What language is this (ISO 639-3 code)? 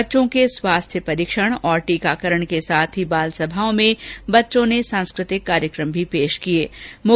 hin